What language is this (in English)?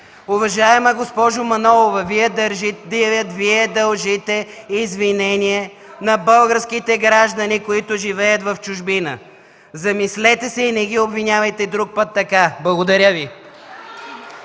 Bulgarian